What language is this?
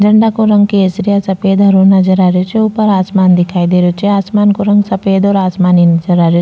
Rajasthani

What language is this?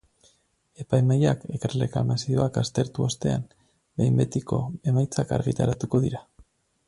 Basque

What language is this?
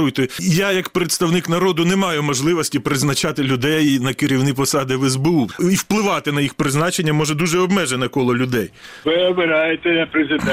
Ukrainian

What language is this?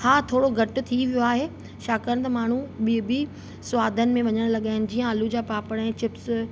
Sindhi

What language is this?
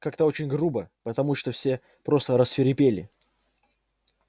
Russian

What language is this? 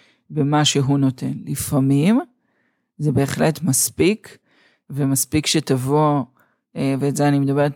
Hebrew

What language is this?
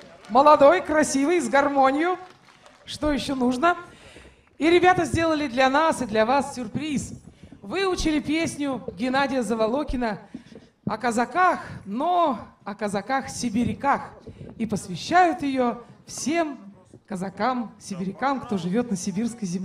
Russian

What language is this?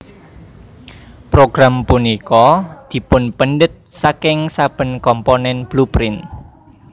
Javanese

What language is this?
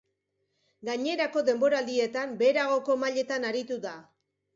Basque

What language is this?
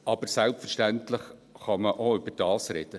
Swiss German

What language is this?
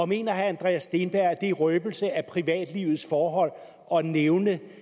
Danish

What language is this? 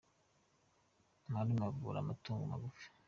Kinyarwanda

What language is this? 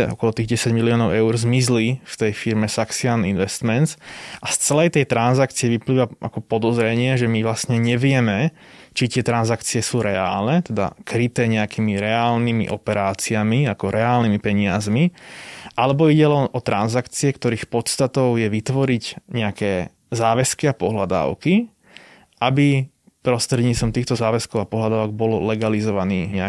Slovak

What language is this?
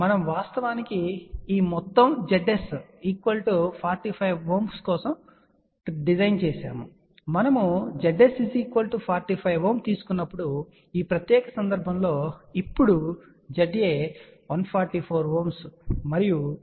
Telugu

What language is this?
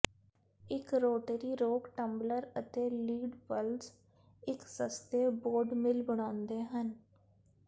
Punjabi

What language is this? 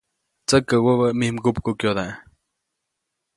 Copainalá Zoque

